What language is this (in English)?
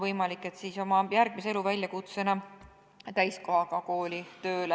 Estonian